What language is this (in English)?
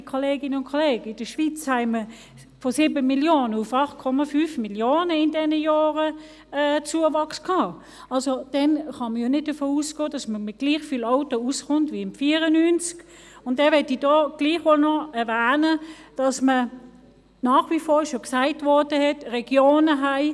Swiss German